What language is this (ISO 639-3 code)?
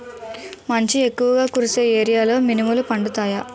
tel